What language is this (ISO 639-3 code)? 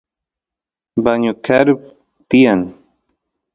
qus